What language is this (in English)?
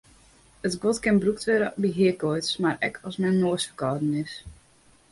Western Frisian